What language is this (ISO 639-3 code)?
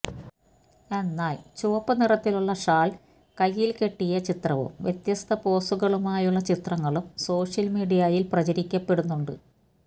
mal